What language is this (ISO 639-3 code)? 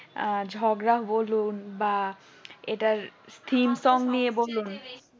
ben